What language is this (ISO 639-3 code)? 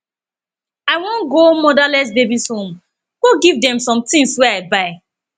pcm